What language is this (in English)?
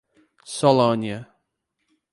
Portuguese